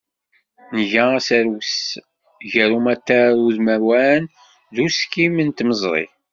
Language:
Kabyle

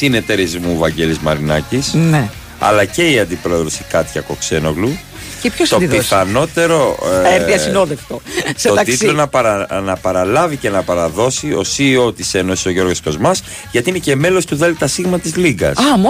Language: Greek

